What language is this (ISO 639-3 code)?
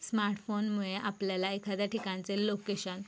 mar